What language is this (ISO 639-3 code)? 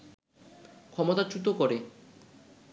ben